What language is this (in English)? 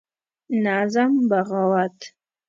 Pashto